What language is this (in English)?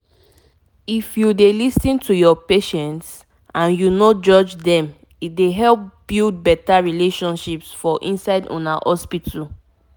Nigerian Pidgin